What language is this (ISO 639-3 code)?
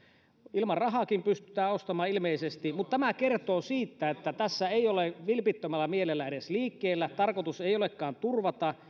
fin